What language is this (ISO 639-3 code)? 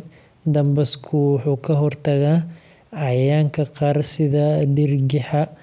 som